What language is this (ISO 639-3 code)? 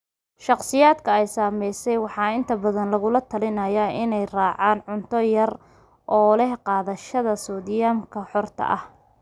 som